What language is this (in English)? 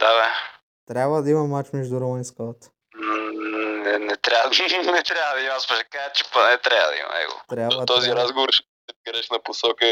Bulgarian